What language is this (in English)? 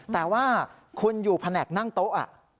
Thai